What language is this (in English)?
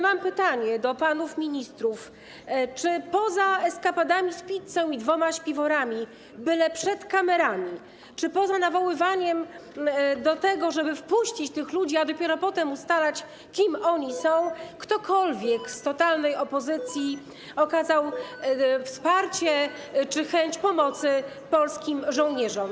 Polish